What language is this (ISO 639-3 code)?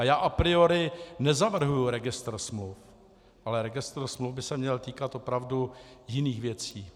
ces